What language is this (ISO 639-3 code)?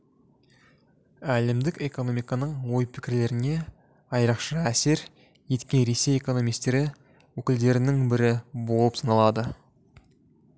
kaz